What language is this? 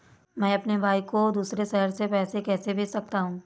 Hindi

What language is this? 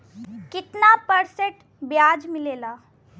Bhojpuri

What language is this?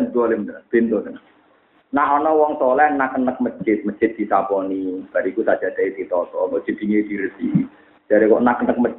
Malay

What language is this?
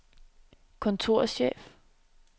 Danish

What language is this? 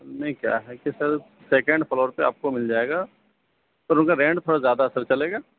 Urdu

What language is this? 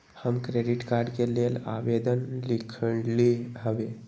Magahi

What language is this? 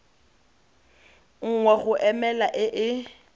Tswana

